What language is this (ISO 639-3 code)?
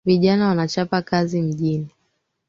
swa